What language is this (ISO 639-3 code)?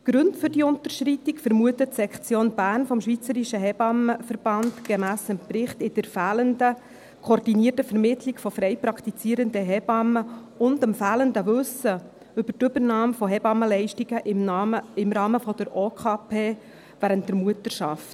gsw